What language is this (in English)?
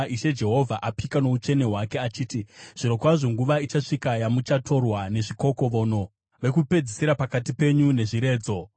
Shona